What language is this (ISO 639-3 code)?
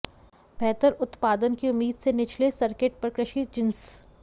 hin